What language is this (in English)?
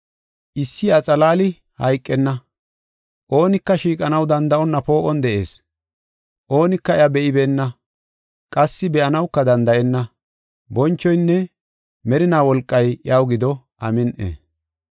Gofa